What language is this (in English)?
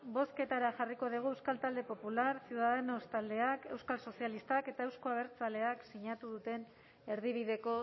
Basque